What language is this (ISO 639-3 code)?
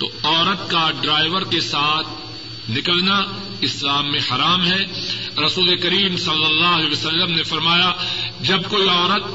urd